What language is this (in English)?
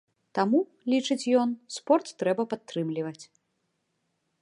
Belarusian